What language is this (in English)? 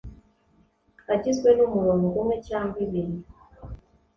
Kinyarwanda